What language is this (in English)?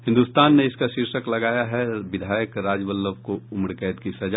Hindi